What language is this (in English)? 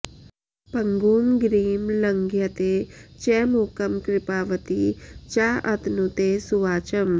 Sanskrit